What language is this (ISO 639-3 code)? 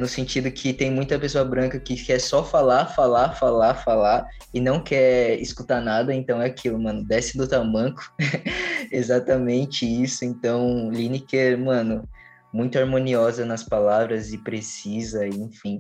por